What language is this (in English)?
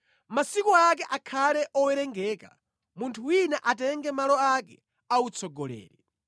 Nyanja